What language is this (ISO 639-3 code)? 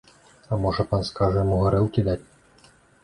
bel